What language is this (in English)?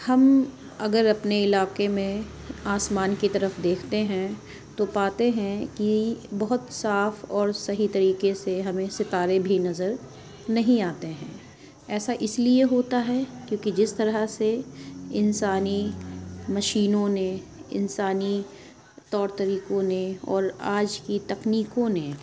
Urdu